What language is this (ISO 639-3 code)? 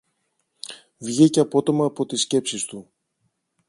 ell